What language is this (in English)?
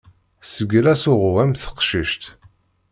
Kabyle